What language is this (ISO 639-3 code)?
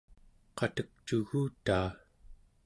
esu